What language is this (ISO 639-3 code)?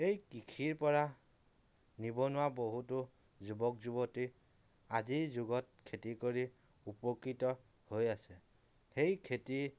asm